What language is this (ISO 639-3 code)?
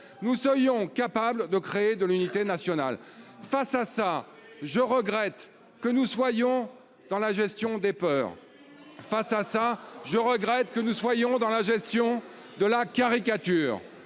fra